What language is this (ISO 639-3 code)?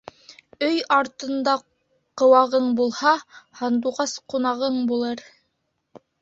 bak